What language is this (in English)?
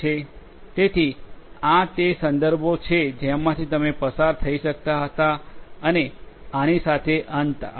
Gujarati